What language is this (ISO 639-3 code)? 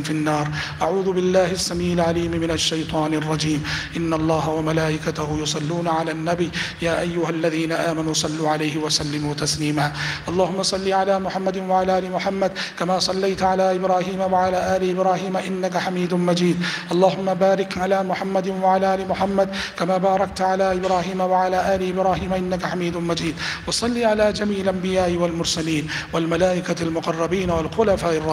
ara